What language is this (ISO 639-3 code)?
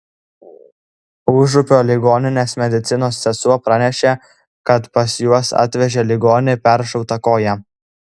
lit